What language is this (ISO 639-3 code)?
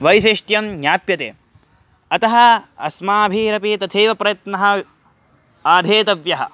san